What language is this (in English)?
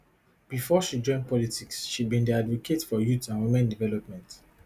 Nigerian Pidgin